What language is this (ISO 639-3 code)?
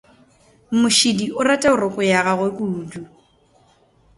nso